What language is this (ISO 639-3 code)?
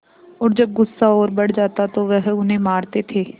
hin